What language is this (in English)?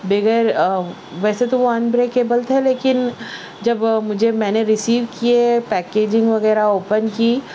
Urdu